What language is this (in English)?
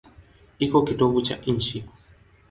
Swahili